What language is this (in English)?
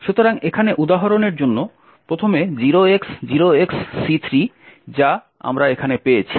Bangla